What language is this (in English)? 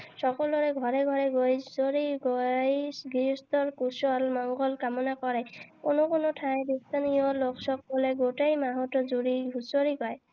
Assamese